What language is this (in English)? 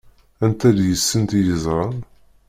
Kabyle